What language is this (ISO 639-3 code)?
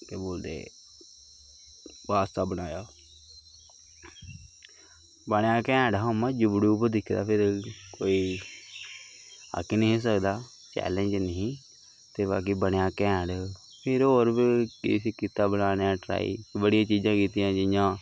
doi